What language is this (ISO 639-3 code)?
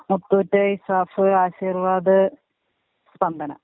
mal